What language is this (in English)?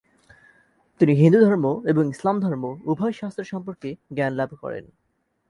Bangla